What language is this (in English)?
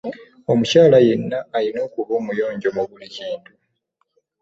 Ganda